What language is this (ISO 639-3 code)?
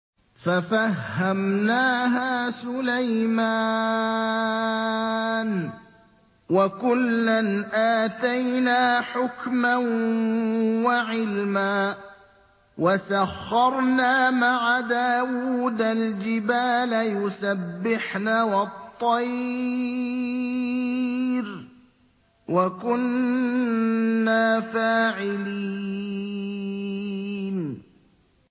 ara